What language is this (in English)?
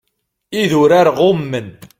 Kabyle